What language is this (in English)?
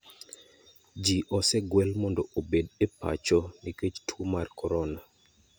Luo (Kenya and Tanzania)